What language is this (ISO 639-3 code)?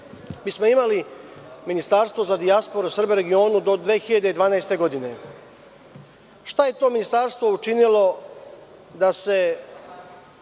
srp